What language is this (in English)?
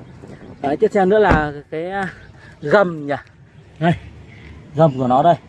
Vietnamese